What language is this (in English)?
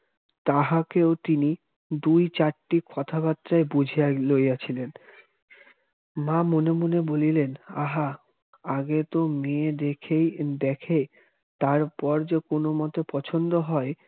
Bangla